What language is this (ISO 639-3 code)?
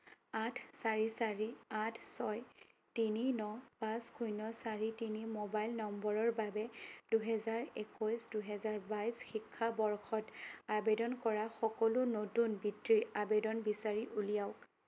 asm